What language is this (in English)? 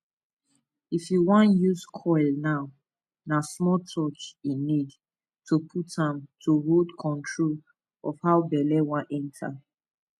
Nigerian Pidgin